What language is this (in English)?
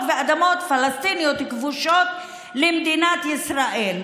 Hebrew